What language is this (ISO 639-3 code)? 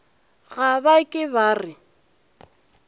nso